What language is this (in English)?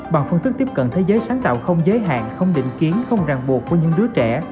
Vietnamese